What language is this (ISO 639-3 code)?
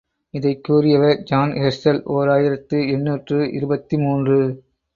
tam